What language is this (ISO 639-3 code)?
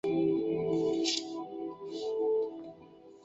zho